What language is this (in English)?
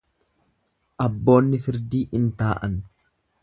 Oromo